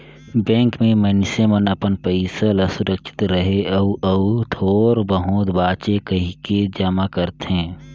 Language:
Chhattisgarhi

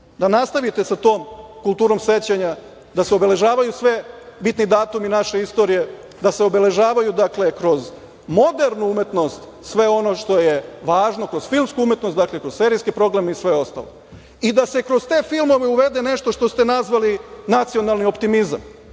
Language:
Serbian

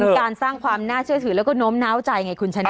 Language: Thai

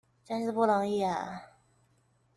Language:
Chinese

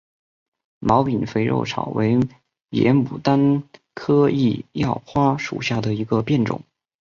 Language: Chinese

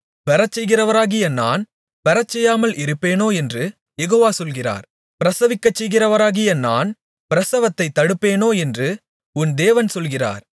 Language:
Tamil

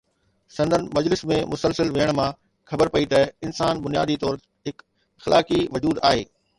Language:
Sindhi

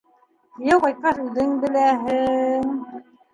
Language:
Bashkir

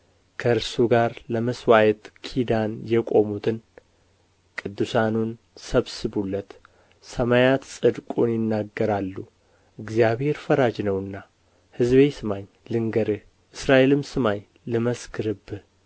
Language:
Amharic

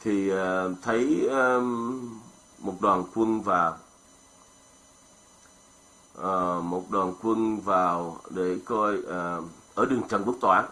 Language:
Vietnamese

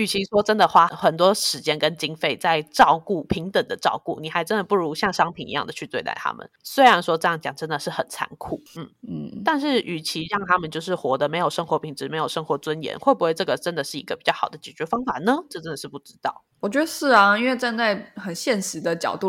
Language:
Chinese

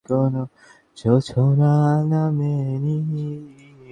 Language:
Bangla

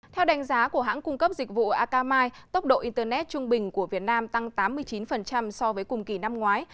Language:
Vietnamese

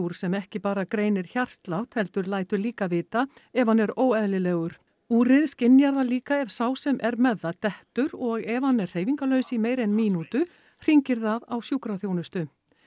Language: Icelandic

